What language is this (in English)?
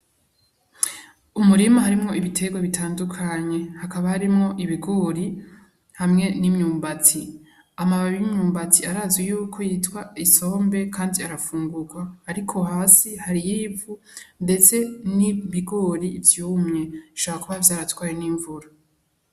Rundi